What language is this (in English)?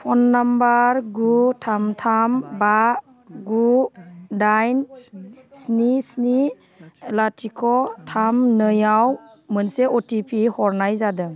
Bodo